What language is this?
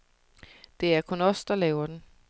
Danish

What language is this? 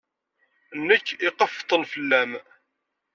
Kabyle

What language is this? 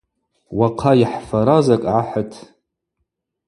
Abaza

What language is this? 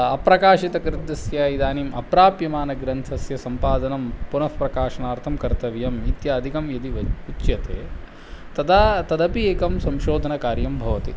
Sanskrit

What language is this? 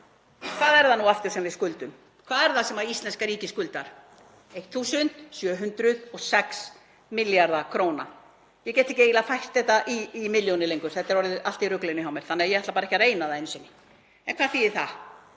Icelandic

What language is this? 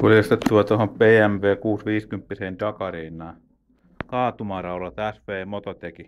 Finnish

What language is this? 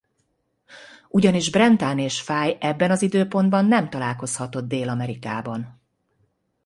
Hungarian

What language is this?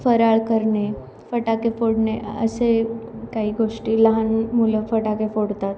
Marathi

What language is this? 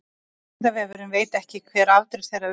Icelandic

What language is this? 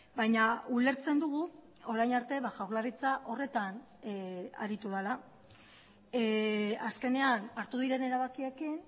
Basque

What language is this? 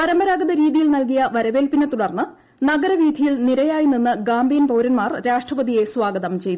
Malayalam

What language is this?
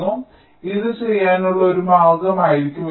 Malayalam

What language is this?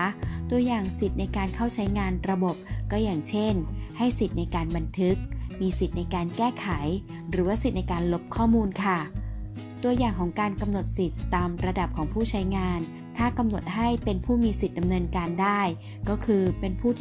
Thai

